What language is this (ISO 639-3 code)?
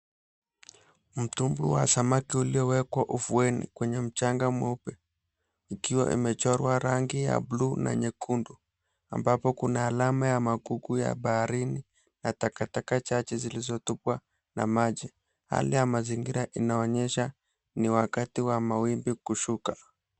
swa